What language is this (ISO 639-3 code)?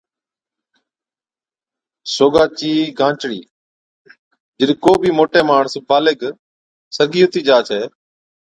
odk